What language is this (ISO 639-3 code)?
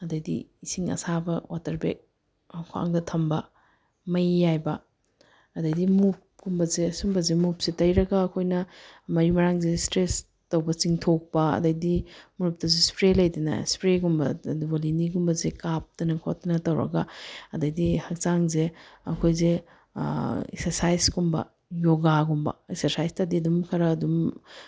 mni